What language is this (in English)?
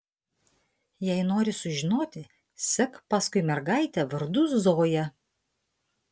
Lithuanian